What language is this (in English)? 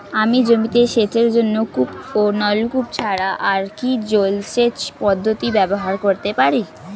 Bangla